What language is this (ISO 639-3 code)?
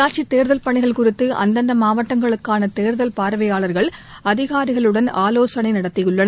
tam